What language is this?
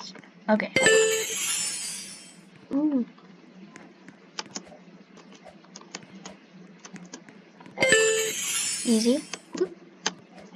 English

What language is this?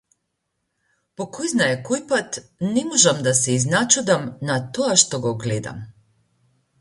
Macedonian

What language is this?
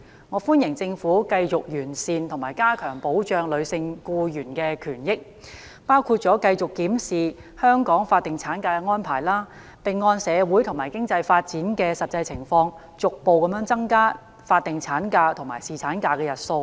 Cantonese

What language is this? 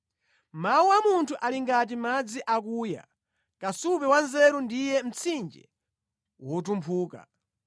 Nyanja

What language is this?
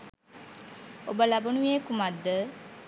Sinhala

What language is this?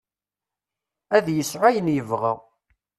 Kabyle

